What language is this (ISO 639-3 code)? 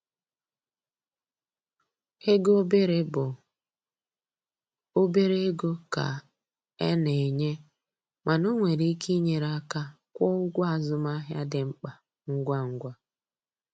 ibo